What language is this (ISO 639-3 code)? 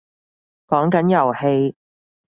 yue